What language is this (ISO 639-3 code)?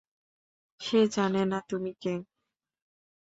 ben